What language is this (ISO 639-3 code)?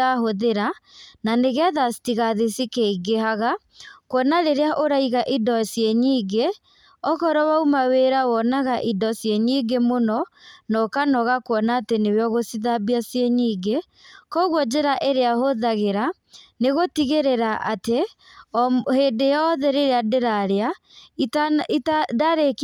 kik